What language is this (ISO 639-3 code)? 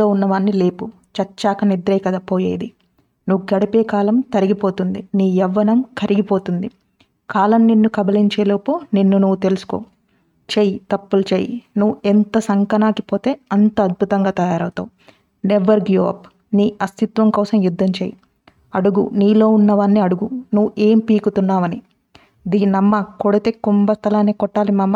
tel